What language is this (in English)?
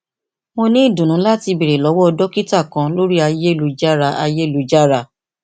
Yoruba